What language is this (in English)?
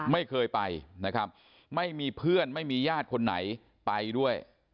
Thai